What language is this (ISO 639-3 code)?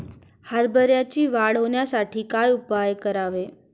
mar